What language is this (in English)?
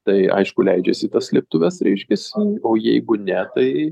Lithuanian